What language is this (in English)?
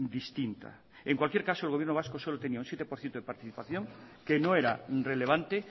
Spanish